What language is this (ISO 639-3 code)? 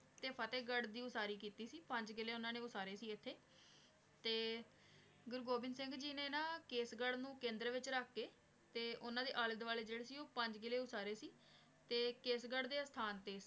pan